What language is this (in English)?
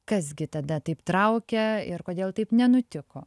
Lithuanian